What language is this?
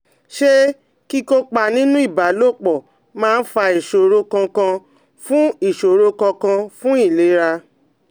Yoruba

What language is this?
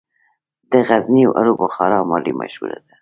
Pashto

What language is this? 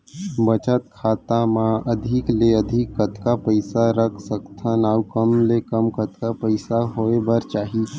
Chhattisgarhi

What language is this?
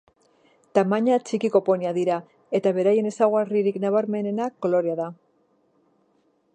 Basque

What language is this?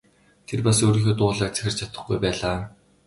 Mongolian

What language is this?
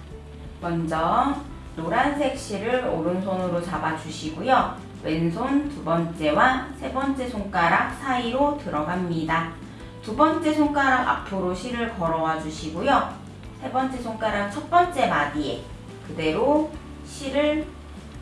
Korean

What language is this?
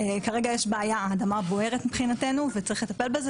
Hebrew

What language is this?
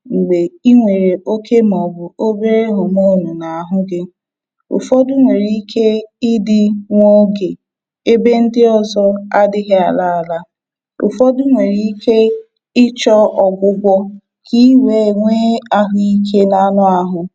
Igbo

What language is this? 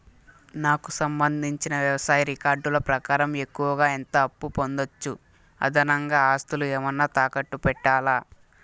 Telugu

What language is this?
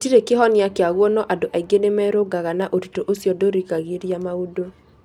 Kikuyu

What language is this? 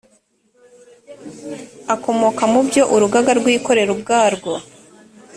Kinyarwanda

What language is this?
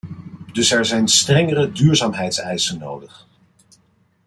Dutch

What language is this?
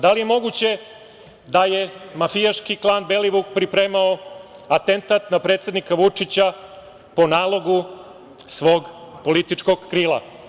Serbian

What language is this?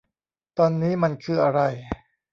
Thai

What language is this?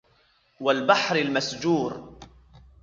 Arabic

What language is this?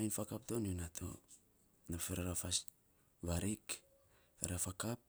Saposa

